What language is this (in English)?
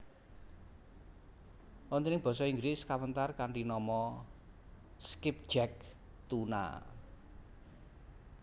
Javanese